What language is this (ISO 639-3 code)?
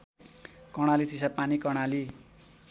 nep